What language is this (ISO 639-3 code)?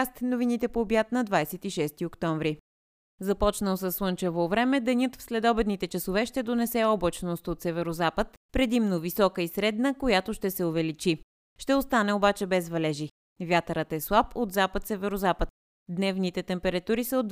bul